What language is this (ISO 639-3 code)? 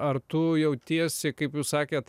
lit